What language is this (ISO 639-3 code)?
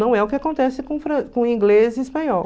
por